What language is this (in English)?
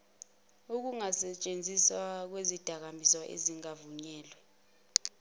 Zulu